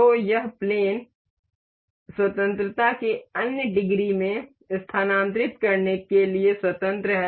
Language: Hindi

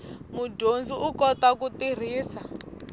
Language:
Tsonga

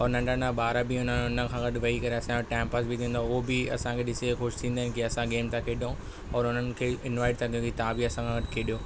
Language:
Sindhi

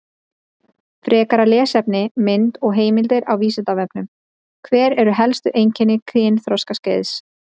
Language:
Icelandic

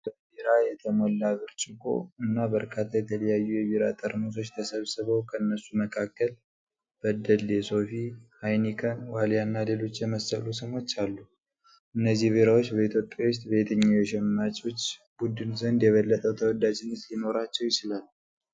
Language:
Amharic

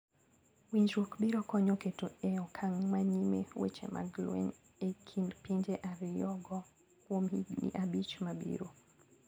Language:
Luo (Kenya and Tanzania)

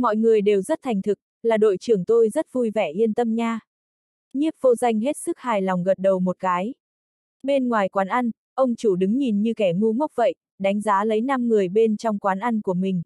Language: Vietnamese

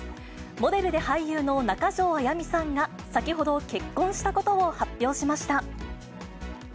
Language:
Japanese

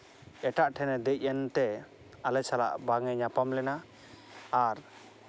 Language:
Santali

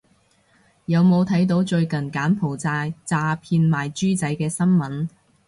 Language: Cantonese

